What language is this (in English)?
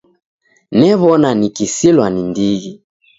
Taita